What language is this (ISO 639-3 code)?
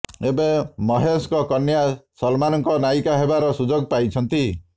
ori